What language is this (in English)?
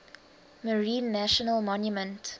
English